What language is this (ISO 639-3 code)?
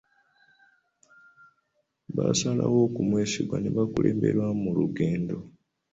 lug